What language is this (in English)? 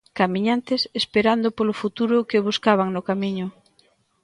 Galician